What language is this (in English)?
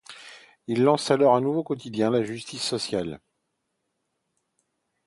French